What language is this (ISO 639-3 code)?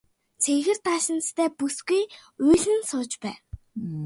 mon